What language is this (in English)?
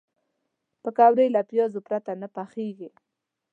Pashto